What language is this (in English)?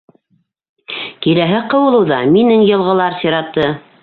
Bashkir